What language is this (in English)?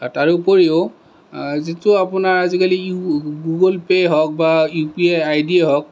Assamese